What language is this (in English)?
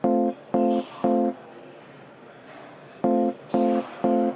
Estonian